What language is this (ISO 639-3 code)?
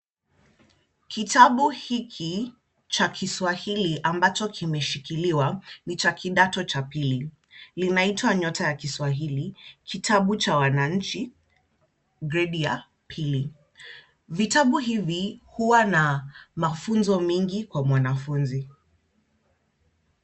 swa